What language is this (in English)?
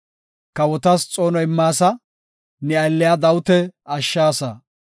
Gofa